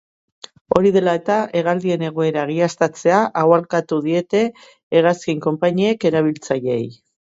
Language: Basque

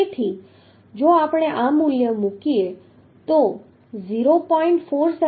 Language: Gujarati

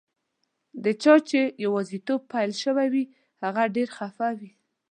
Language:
Pashto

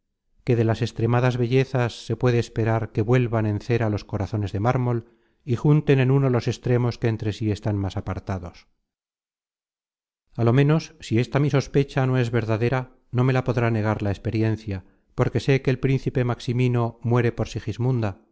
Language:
Spanish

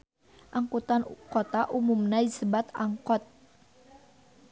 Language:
Sundanese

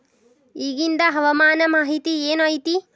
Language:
Kannada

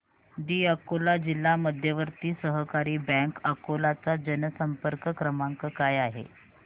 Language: Marathi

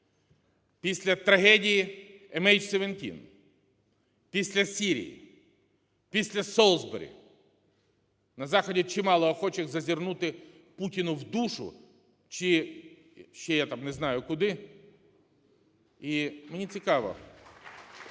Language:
Ukrainian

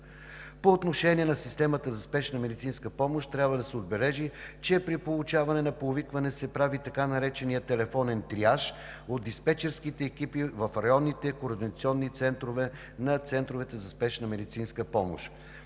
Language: Bulgarian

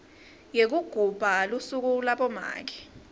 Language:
Swati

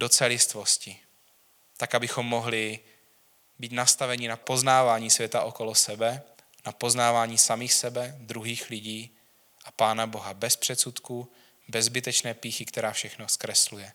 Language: Czech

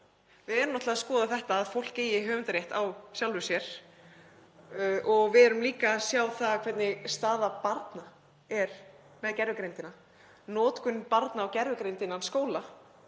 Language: Icelandic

